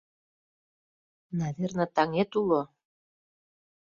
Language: Mari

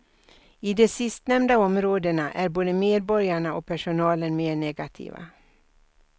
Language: Swedish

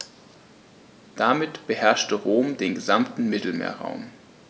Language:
German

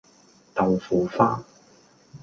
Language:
Cantonese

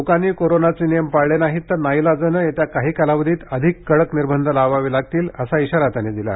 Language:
Marathi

